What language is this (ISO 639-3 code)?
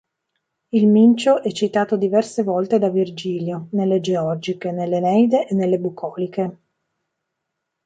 ita